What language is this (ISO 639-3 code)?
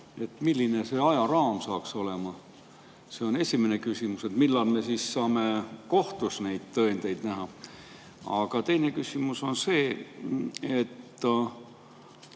est